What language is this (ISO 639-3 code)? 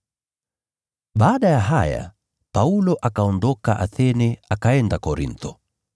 swa